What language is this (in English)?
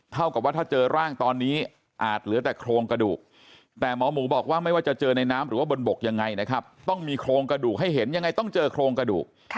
Thai